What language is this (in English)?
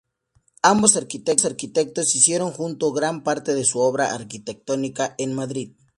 Spanish